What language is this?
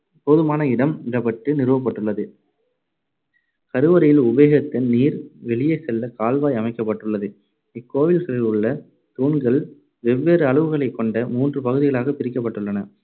Tamil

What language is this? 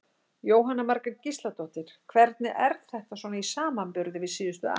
Icelandic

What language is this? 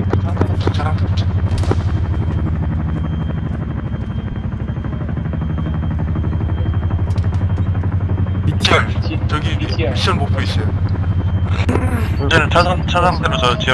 Korean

